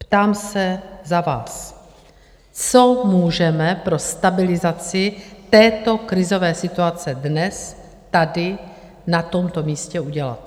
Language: Czech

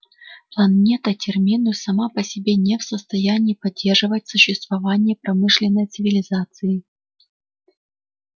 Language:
Russian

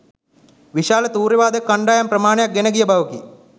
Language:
Sinhala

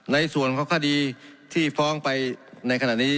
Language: Thai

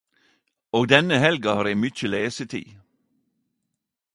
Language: Norwegian Nynorsk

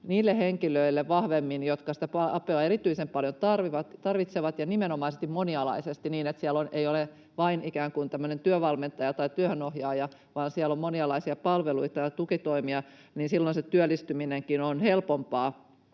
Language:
Finnish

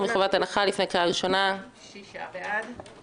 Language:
Hebrew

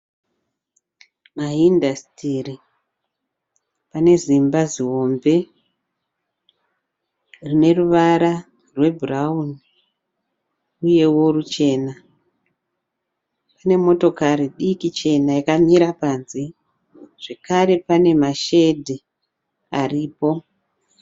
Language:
Shona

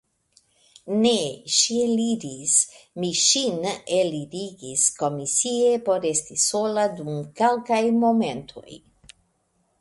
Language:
Esperanto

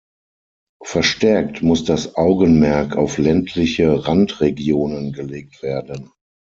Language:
German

